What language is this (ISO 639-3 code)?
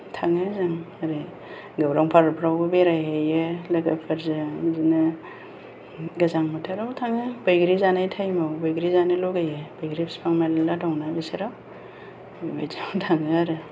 brx